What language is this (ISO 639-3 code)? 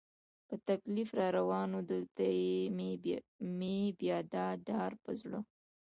pus